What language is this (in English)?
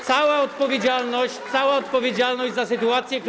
Polish